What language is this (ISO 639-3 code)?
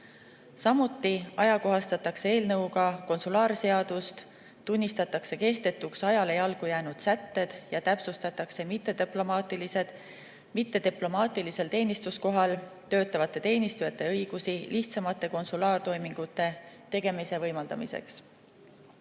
est